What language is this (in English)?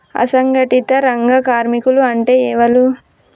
Telugu